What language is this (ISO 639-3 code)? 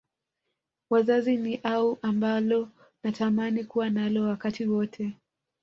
swa